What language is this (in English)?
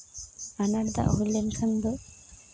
Santali